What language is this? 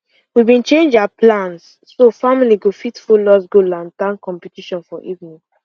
Nigerian Pidgin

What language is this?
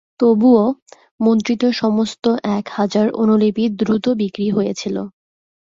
Bangla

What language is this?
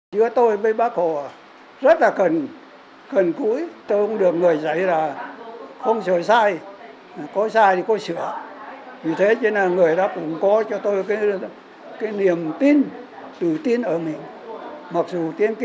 Vietnamese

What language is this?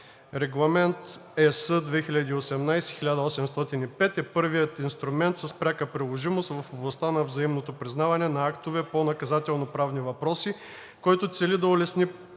Bulgarian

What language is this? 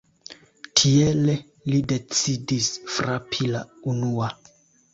Esperanto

